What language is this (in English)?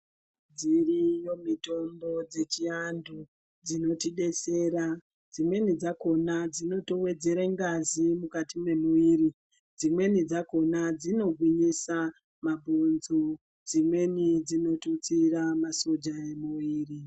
Ndau